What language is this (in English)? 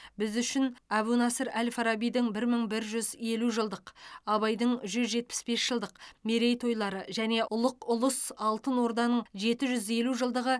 Kazakh